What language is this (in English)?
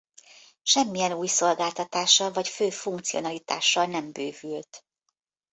Hungarian